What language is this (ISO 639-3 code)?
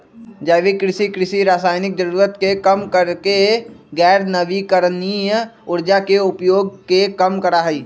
mag